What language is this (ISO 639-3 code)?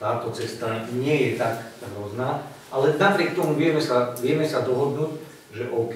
slk